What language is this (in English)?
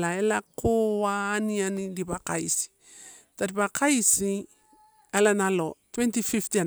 Torau